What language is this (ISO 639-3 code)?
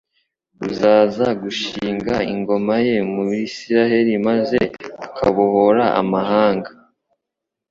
kin